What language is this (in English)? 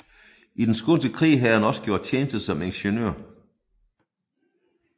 Danish